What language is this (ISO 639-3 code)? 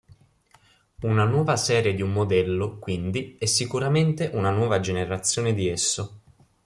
ita